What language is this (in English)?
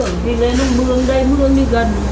Vietnamese